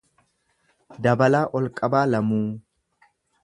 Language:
Oromo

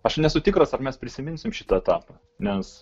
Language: Lithuanian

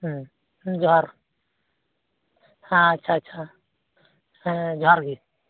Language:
Santali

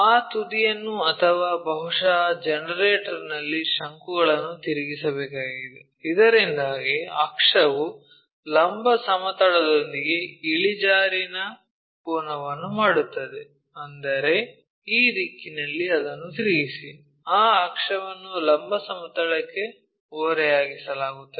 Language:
Kannada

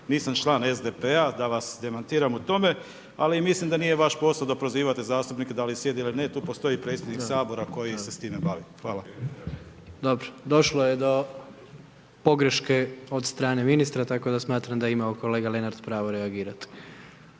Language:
Croatian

